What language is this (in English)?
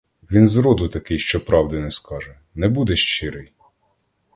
Ukrainian